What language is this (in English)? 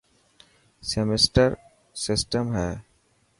Dhatki